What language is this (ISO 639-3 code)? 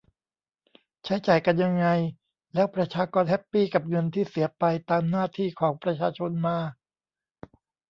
tha